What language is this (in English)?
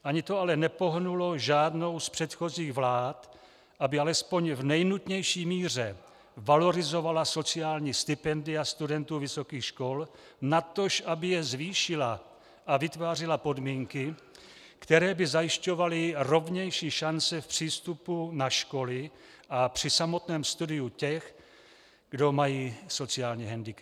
Czech